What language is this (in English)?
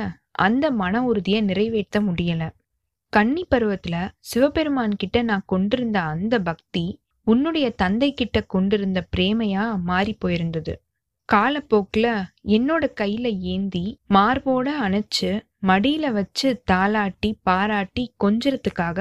Tamil